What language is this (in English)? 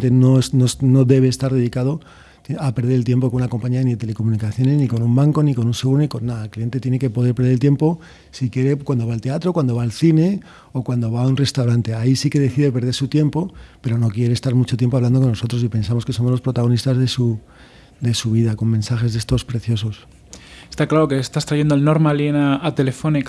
Spanish